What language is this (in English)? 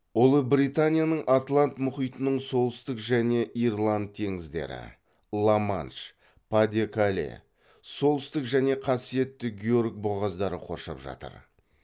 Kazakh